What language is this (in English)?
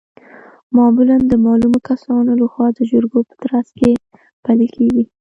Pashto